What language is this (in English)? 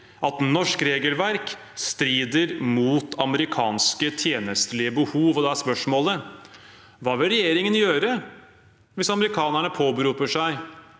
Norwegian